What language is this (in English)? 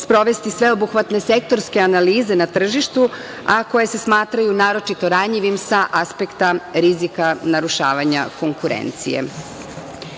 Serbian